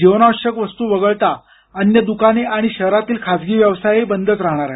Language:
Marathi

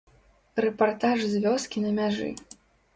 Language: Belarusian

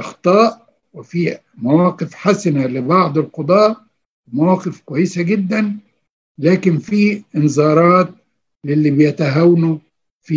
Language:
Arabic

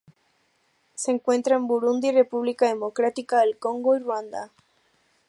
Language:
Spanish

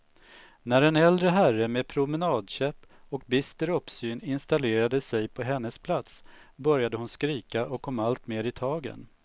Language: Swedish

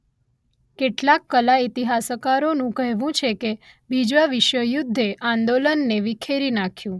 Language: Gujarati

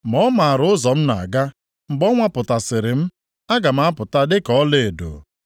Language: Igbo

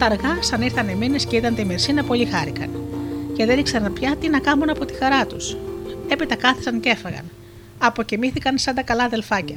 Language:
Greek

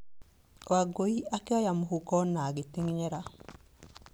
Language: Kikuyu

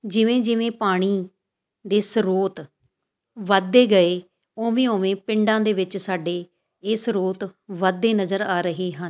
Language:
Punjabi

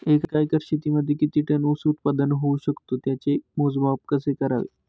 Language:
Marathi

